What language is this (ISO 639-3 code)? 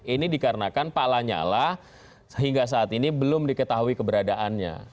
ind